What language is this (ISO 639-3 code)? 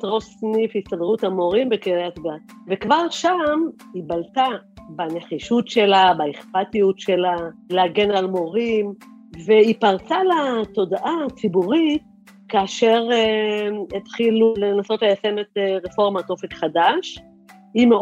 heb